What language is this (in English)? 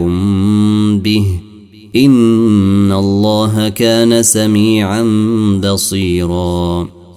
Arabic